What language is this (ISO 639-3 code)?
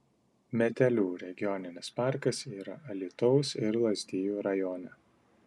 lit